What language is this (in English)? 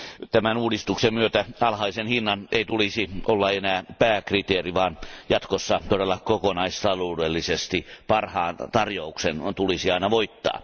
Finnish